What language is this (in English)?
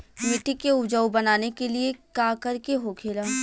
Bhojpuri